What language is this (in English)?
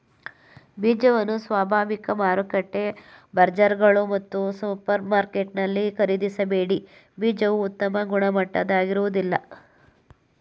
Kannada